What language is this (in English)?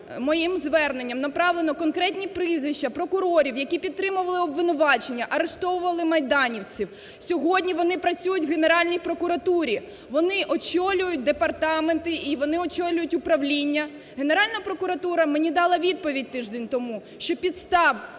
Ukrainian